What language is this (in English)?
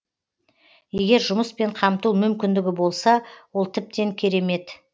Kazakh